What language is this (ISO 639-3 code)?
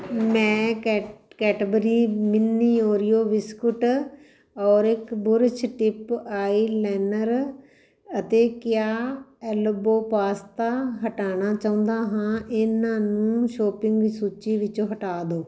pan